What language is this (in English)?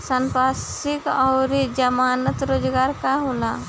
Bhojpuri